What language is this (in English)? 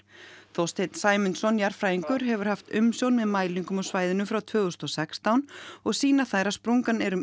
Icelandic